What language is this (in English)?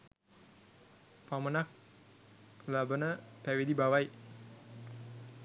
Sinhala